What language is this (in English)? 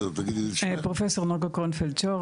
Hebrew